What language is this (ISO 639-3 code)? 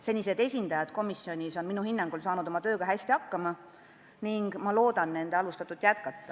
est